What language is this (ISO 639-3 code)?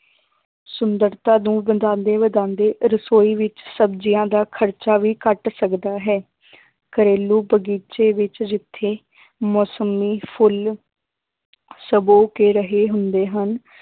pan